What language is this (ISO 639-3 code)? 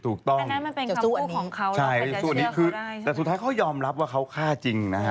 tha